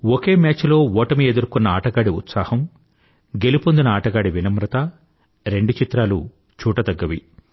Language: Telugu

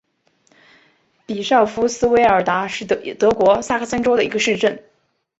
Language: Chinese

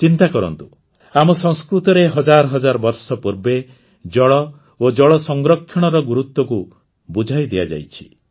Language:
Odia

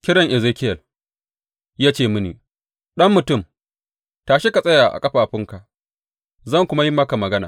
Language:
Hausa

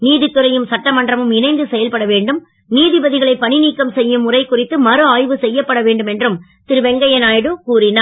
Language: Tamil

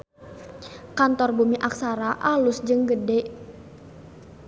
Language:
Sundanese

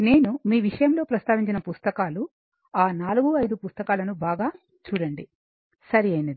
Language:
Telugu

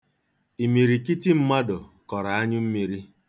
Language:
Igbo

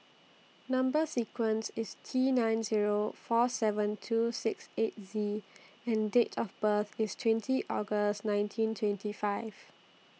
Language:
English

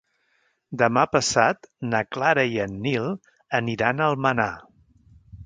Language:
Catalan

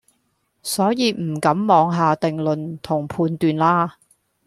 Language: Cantonese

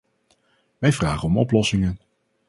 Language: Dutch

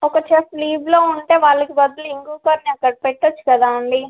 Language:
Telugu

